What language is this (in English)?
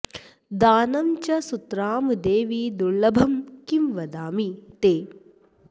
Sanskrit